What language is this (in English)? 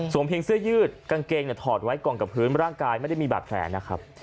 Thai